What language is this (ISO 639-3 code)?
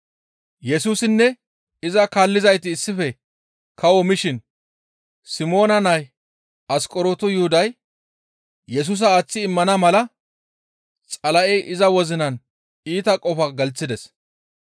gmv